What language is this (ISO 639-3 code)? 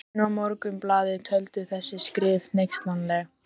isl